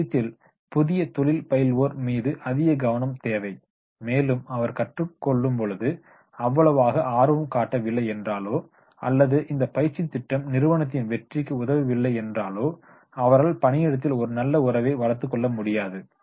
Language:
Tamil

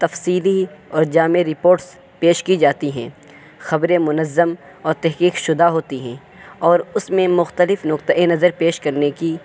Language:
Urdu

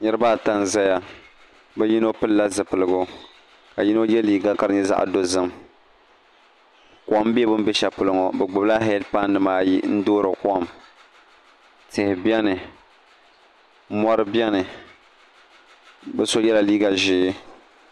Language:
Dagbani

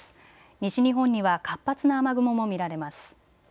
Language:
Japanese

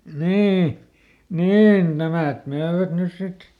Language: Finnish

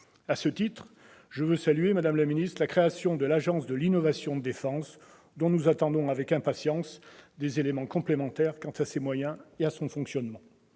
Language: French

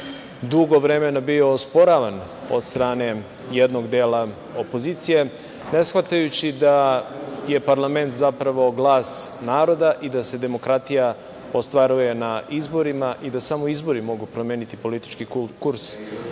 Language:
Serbian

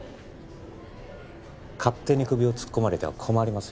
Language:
Japanese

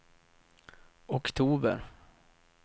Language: Swedish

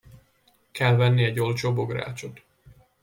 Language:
Hungarian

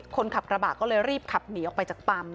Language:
Thai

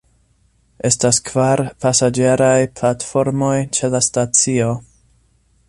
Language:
Esperanto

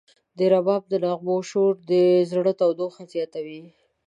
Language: Pashto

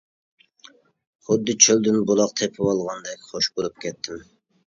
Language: Uyghur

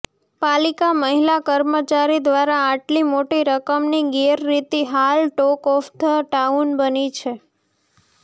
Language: Gujarati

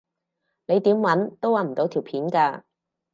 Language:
Cantonese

